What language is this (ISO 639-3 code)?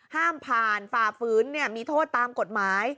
tha